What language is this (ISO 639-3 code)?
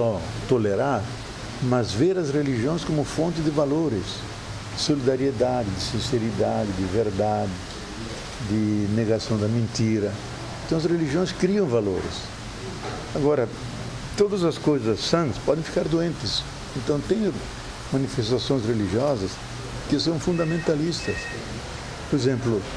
por